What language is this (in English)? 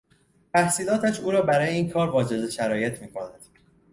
Persian